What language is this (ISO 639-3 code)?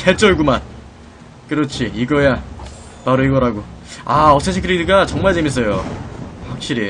kor